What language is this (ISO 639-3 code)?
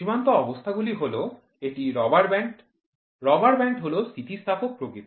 ben